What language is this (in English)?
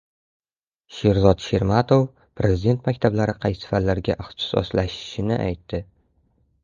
Uzbek